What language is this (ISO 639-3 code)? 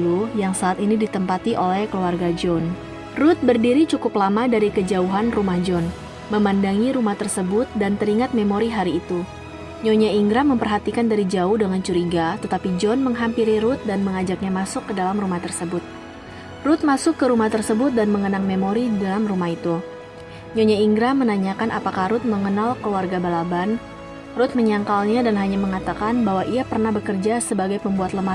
ind